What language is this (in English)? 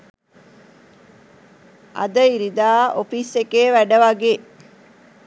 Sinhala